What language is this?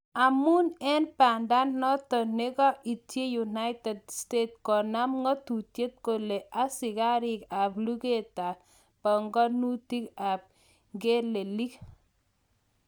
Kalenjin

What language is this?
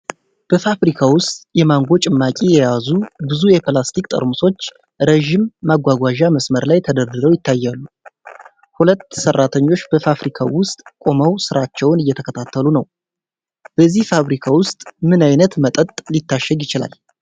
Amharic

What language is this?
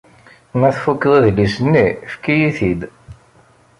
Kabyle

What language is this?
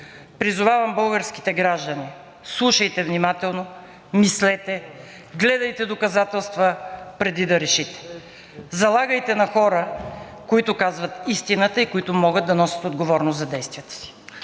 Bulgarian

